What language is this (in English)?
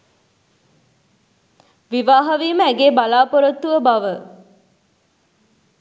Sinhala